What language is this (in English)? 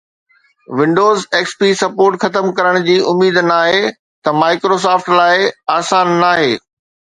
Sindhi